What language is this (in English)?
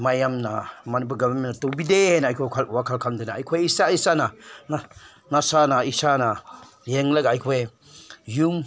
Manipuri